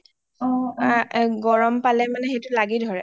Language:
Assamese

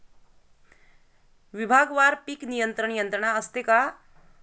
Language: Marathi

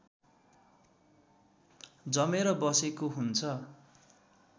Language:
Nepali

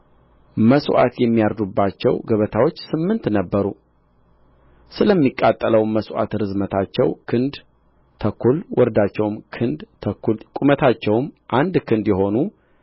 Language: Amharic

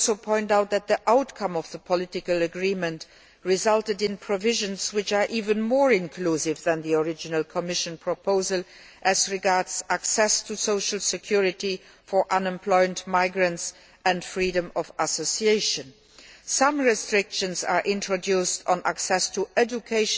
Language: English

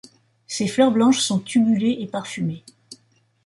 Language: French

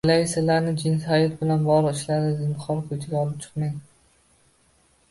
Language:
Uzbek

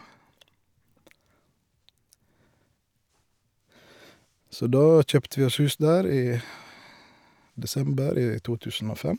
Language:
Norwegian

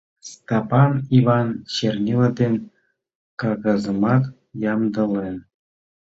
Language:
Mari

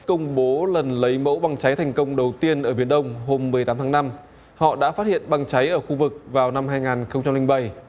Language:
Vietnamese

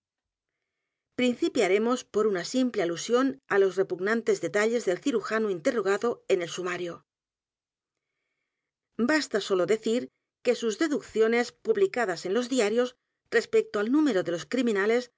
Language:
Spanish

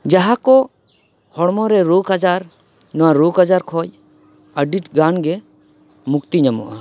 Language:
Santali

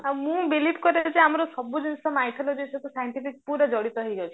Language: Odia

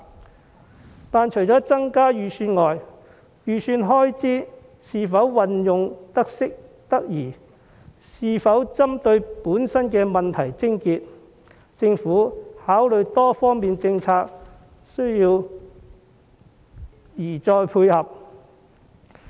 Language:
Cantonese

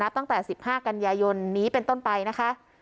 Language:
Thai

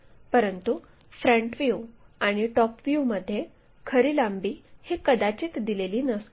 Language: Marathi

